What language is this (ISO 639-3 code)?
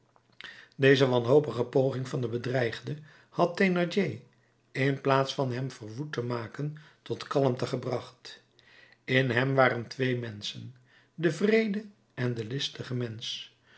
nld